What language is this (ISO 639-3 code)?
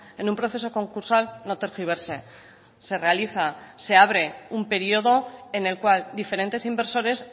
spa